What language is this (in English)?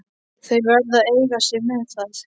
Icelandic